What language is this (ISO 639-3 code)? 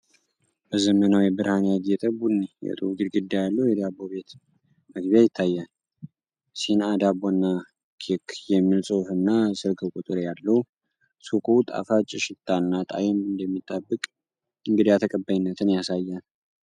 amh